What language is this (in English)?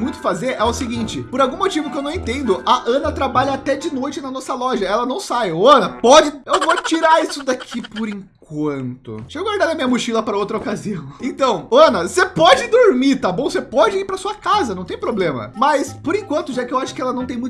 Portuguese